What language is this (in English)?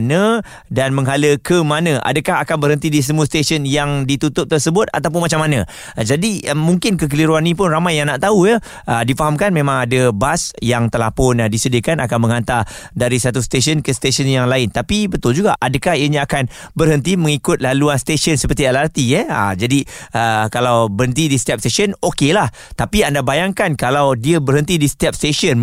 Malay